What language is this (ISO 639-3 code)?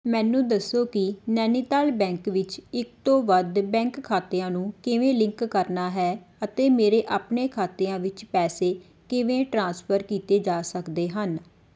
pan